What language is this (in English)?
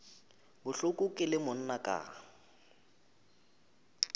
Northern Sotho